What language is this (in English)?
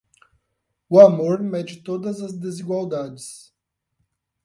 Portuguese